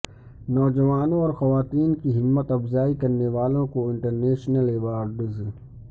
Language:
Urdu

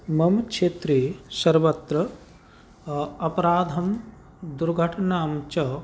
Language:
Sanskrit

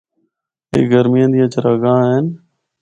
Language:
Northern Hindko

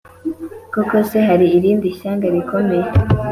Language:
Kinyarwanda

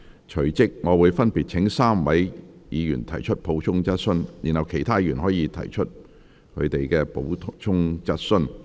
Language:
Cantonese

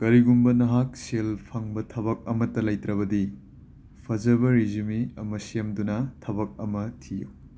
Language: Manipuri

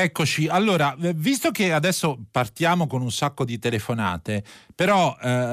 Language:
Italian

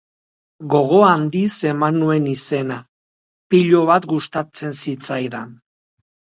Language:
Basque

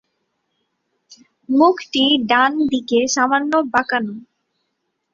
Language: Bangla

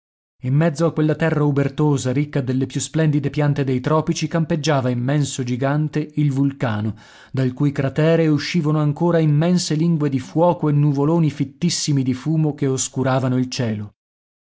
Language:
Italian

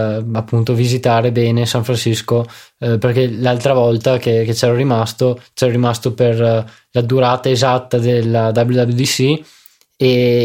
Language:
Italian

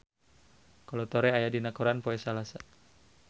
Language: Sundanese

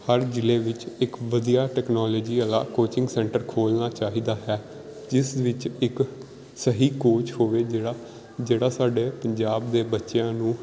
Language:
Punjabi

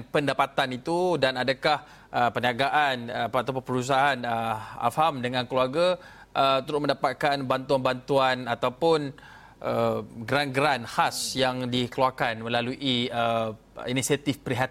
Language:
Malay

